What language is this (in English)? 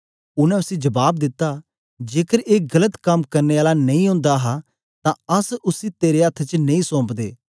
Dogri